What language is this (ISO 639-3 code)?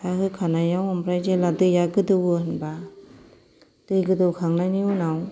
brx